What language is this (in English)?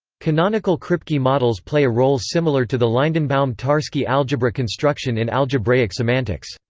English